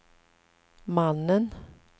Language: Swedish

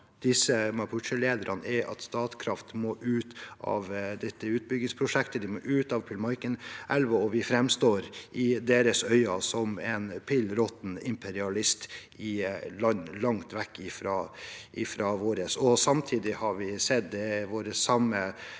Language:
Norwegian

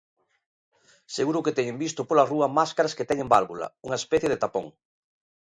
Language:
Galician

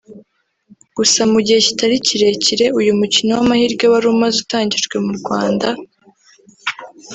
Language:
Kinyarwanda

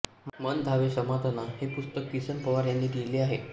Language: Marathi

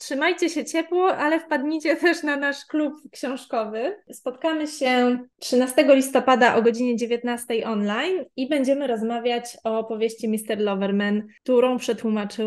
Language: Polish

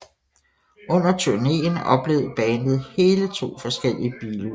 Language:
Danish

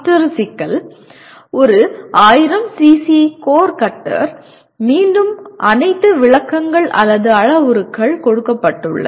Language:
Tamil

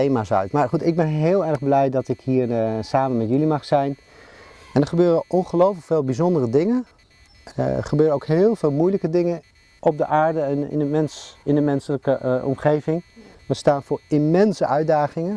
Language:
Dutch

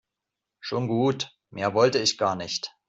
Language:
German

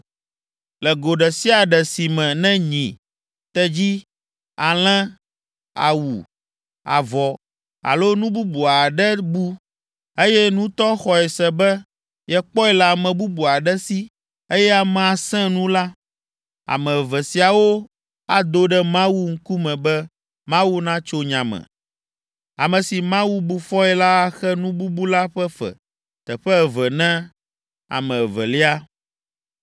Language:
Ewe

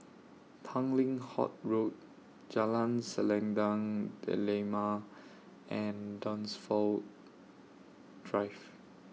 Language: English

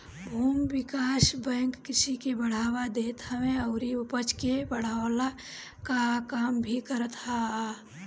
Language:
Bhojpuri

